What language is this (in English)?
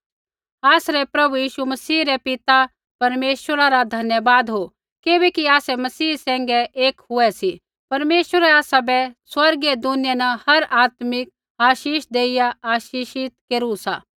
Kullu Pahari